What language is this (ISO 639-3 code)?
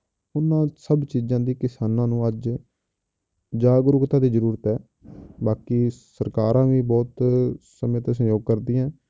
pan